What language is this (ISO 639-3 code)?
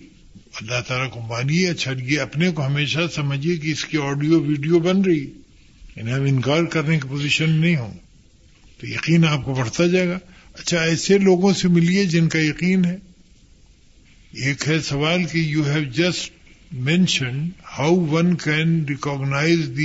urd